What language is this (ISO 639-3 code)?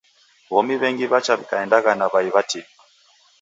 dav